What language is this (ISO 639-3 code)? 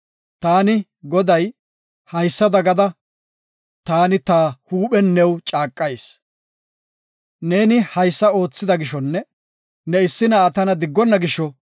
gof